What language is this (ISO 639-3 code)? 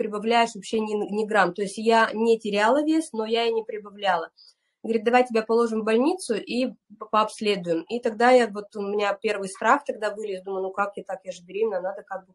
rus